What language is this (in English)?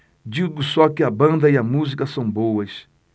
Portuguese